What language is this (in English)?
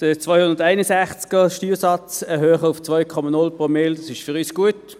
Swiss German